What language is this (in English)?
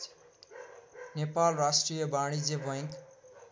Nepali